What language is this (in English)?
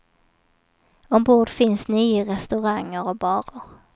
Swedish